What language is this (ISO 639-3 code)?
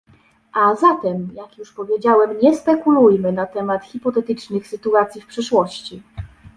pol